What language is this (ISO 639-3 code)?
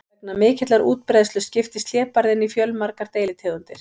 isl